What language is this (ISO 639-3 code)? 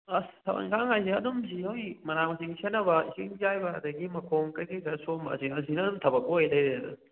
mni